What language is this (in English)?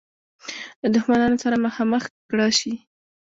Pashto